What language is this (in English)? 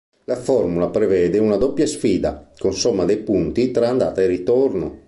Italian